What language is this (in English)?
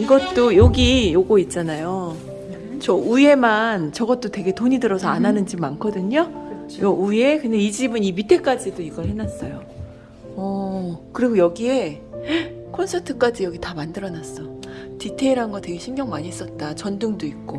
Korean